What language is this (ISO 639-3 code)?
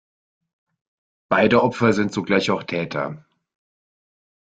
deu